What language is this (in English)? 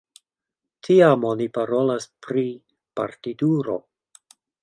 Esperanto